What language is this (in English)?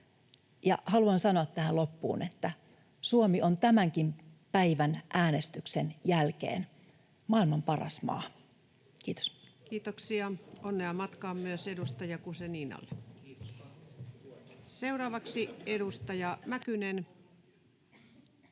Finnish